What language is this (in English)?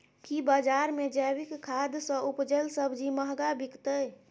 Maithili